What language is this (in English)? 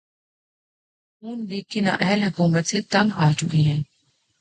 Urdu